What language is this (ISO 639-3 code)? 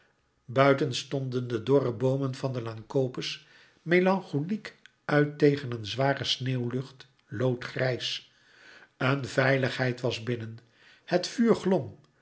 nld